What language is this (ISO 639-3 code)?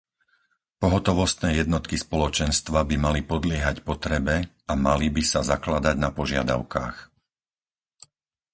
slk